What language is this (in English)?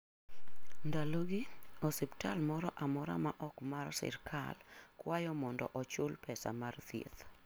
Luo (Kenya and Tanzania)